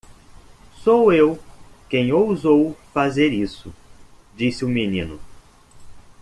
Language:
Portuguese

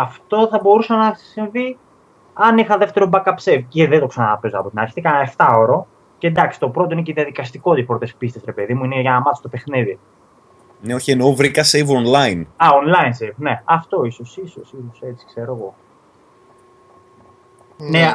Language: Greek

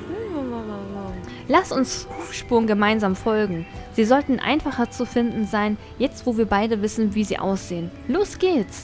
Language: German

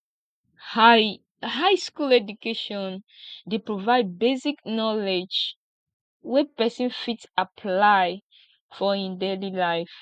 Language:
Nigerian Pidgin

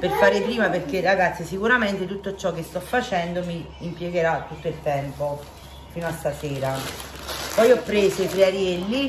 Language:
Italian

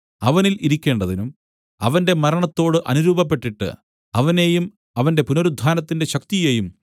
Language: Malayalam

